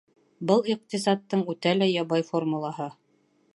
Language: Bashkir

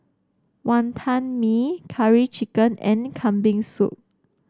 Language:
English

